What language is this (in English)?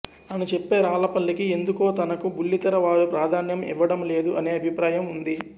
Telugu